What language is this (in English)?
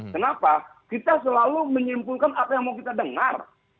Indonesian